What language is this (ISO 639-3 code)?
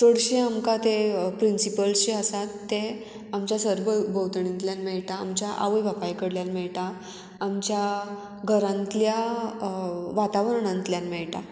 kok